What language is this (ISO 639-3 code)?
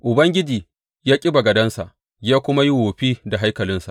hau